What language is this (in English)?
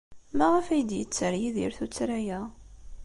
Kabyle